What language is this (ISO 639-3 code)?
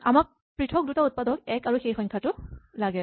asm